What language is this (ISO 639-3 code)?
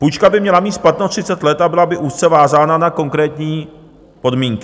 ces